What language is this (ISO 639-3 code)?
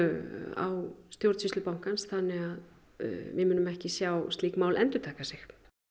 isl